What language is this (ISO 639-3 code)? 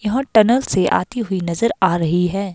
hin